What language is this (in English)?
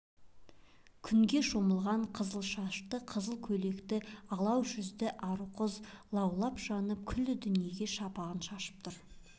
Kazakh